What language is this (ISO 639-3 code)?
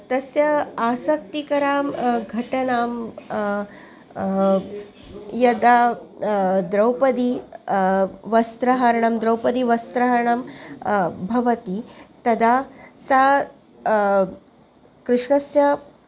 san